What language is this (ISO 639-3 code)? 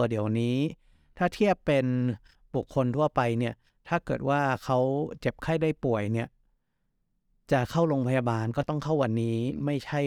tha